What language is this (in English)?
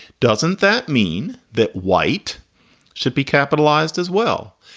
English